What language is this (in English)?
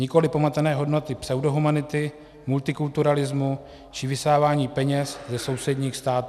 Czech